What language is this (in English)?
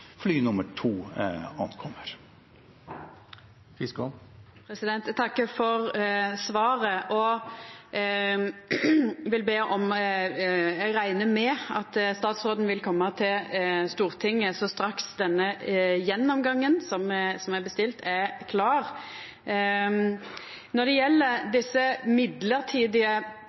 Norwegian